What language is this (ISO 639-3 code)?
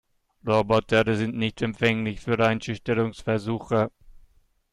deu